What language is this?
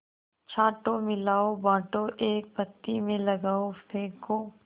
Hindi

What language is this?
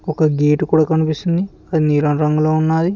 Telugu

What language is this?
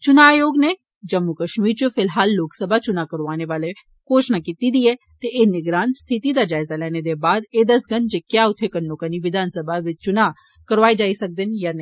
Dogri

